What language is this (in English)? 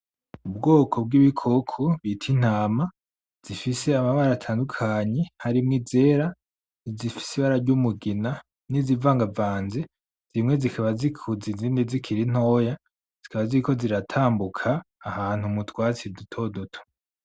Rundi